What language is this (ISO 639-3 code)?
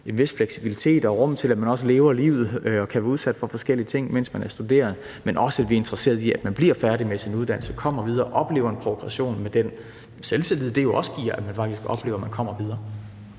dan